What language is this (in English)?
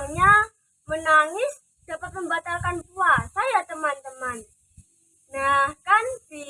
Indonesian